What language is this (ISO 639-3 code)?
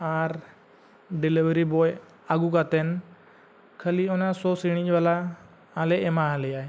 sat